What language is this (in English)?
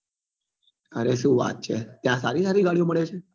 Gujarati